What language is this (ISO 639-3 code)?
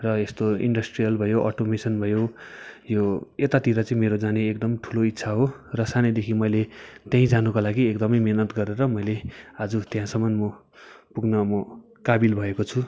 nep